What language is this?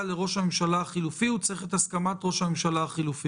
Hebrew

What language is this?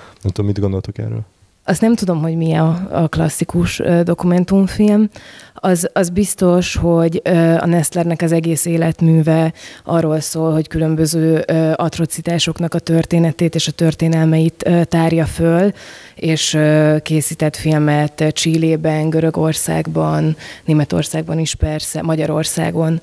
Hungarian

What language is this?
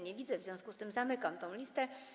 Polish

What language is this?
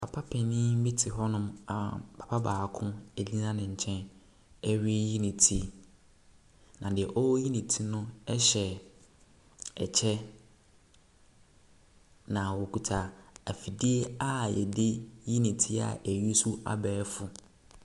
Akan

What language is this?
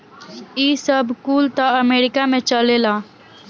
Bhojpuri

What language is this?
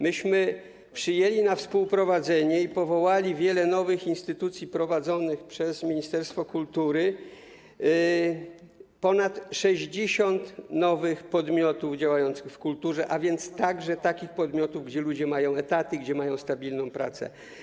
Polish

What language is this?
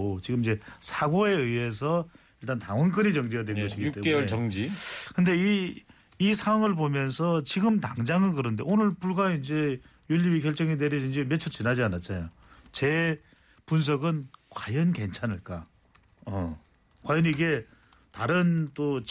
Korean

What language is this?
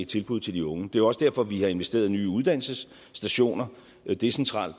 Danish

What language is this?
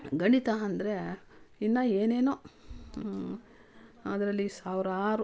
Kannada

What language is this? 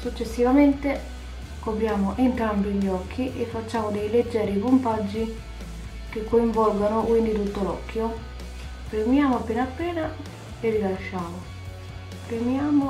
Italian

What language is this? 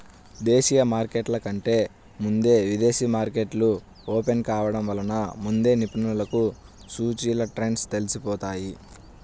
Telugu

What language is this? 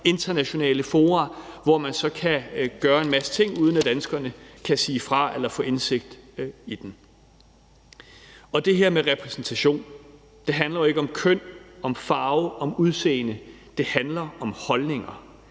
Danish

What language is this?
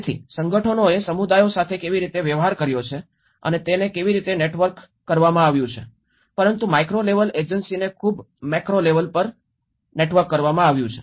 Gujarati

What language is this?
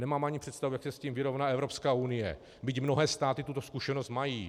Czech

